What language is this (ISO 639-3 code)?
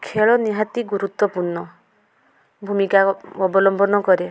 ori